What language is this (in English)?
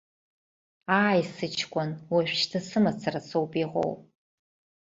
Abkhazian